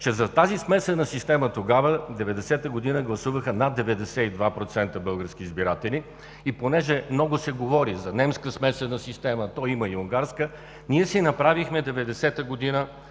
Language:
Bulgarian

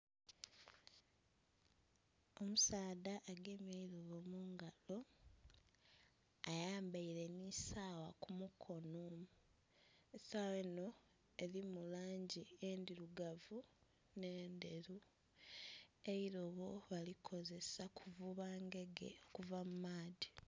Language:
Soga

